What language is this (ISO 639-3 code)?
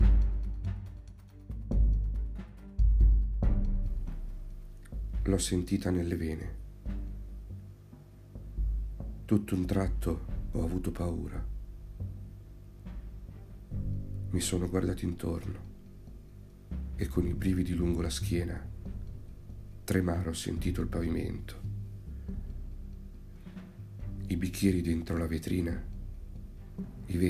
ita